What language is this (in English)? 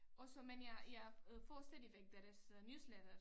Danish